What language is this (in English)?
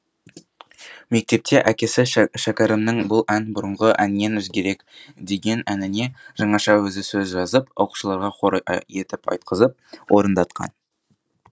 Kazakh